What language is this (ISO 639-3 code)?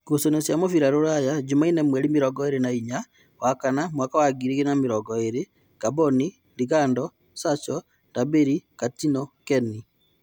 kik